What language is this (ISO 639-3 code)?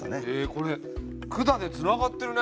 jpn